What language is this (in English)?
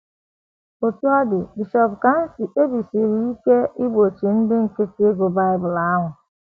Igbo